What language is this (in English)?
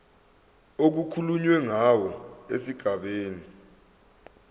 Zulu